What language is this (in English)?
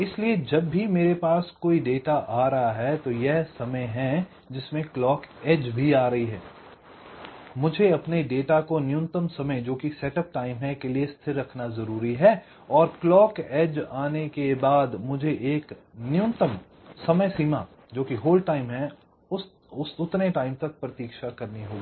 Hindi